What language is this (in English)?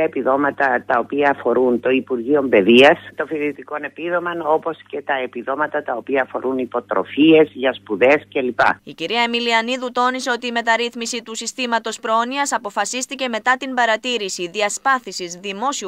Greek